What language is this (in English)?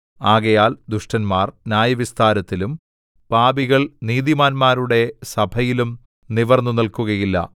Malayalam